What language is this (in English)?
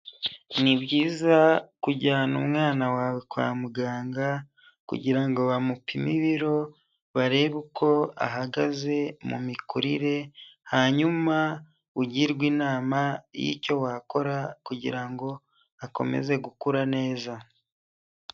Kinyarwanda